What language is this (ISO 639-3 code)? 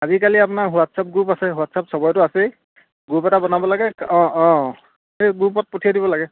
asm